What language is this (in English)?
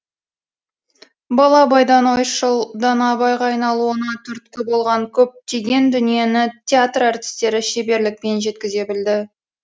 Kazakh